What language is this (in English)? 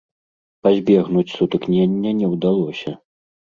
Belarusian